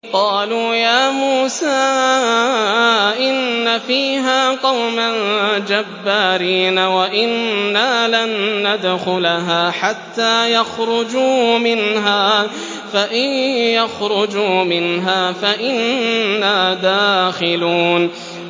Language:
Arabic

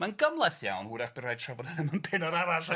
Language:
Welsh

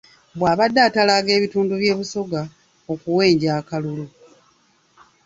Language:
Ganda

